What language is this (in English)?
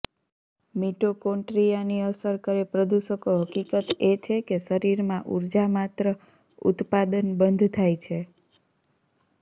Gujarati